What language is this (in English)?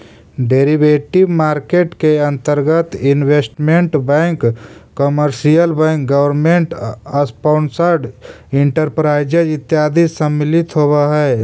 Magahi